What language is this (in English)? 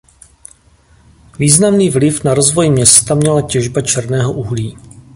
Czech